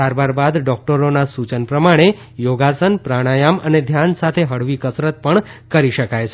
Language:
Gujarati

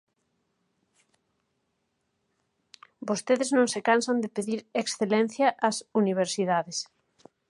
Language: Galician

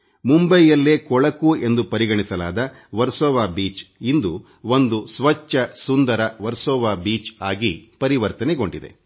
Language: Kannada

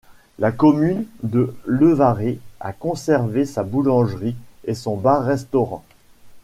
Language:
French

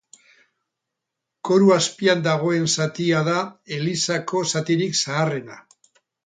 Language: Basque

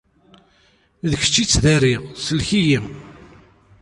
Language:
Kabyle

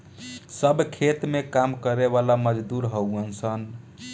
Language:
Bhojpuri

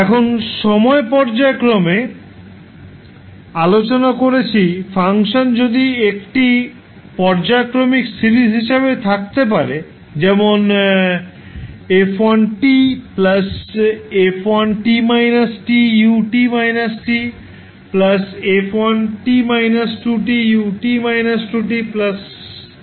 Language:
Bangla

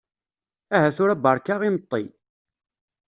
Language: Kabyle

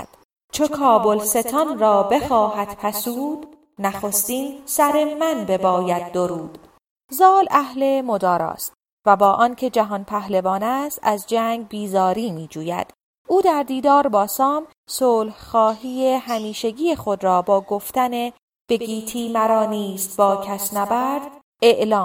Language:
Persian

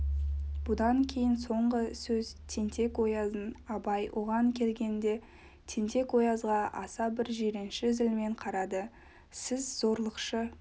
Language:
Kazakh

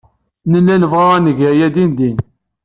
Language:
Kabyle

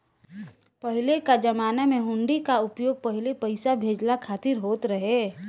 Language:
Bhojpuri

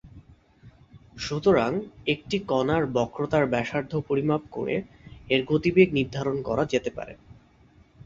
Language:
Bangla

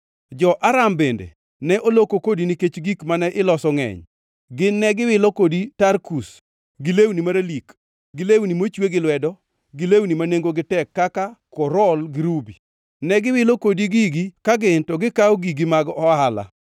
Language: Luo (Kenya and Tanzania)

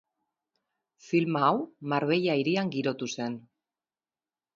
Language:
Basque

